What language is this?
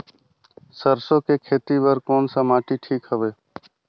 Chhattisgarhi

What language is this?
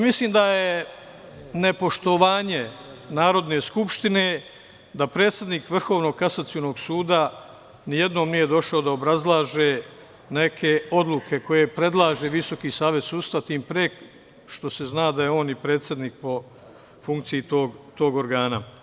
Serbian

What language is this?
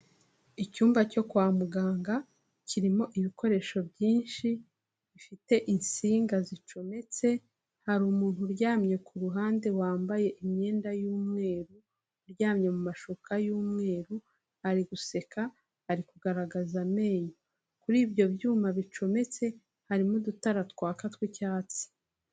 Kinyarwanda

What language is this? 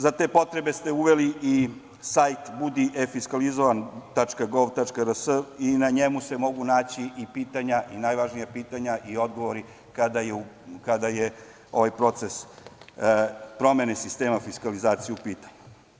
Serbian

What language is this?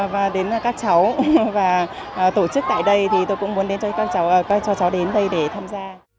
Vietnamese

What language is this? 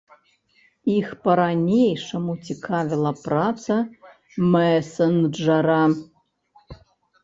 Belarusian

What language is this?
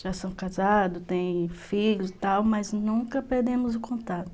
Portuguese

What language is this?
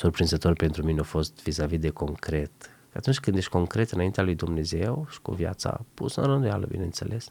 Romanian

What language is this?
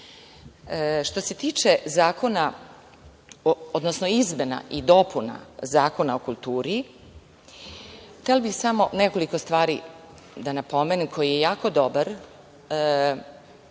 Serbian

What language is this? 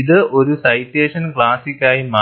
Malayalam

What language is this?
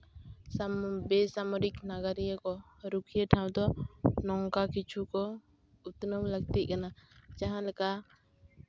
Santali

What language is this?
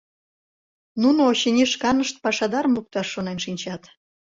Mari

